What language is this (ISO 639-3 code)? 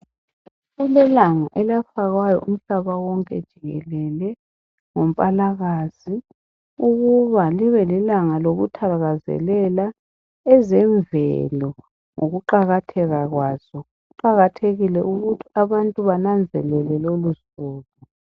nde